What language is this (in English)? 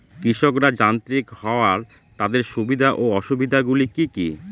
Bangla